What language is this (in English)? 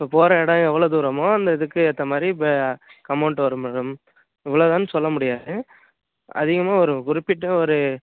Tamil